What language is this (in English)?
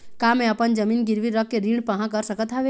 Chhattisgarhi